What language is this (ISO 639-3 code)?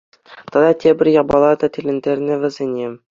chv